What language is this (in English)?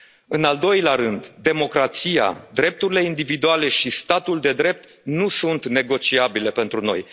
Romanian